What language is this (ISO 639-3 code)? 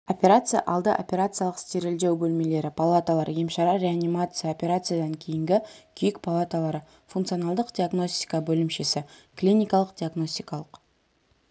kaz